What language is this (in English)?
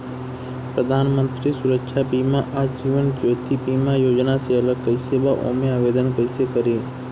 Bhojpuri